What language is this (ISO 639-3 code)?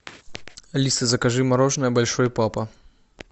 rus